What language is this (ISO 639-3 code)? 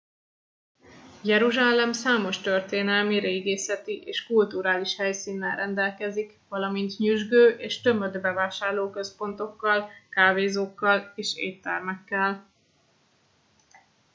hun